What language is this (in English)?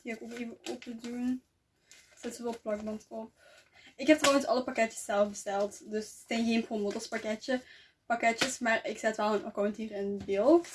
Dutch